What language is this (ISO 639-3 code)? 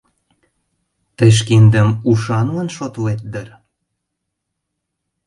chm